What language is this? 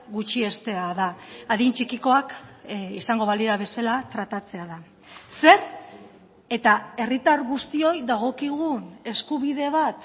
Basque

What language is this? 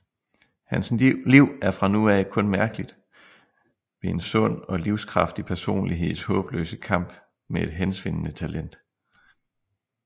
Danish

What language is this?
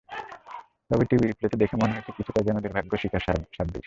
Bangla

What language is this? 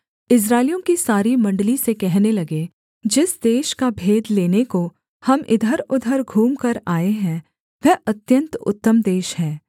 Hindi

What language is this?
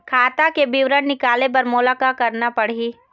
Chhattisgarhi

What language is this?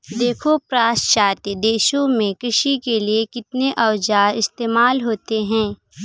Hindi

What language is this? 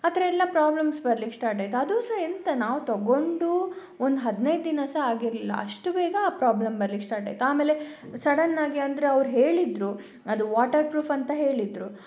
Kannada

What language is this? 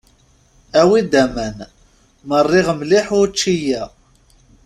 Kabyle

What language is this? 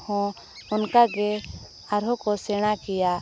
Santali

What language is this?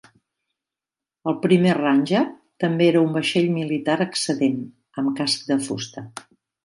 Catalan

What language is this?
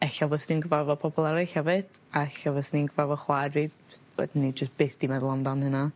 Welsh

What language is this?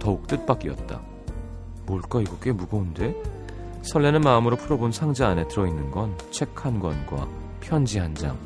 Korean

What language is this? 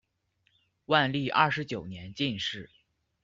Chinese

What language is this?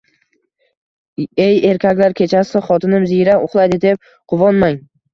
Uzbek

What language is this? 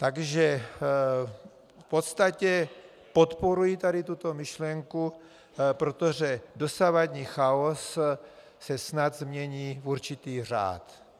Czech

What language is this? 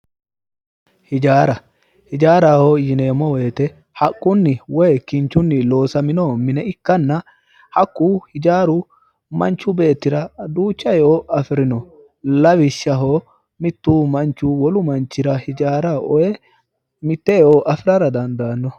Sidamo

